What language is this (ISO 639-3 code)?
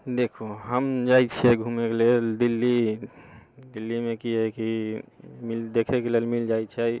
mai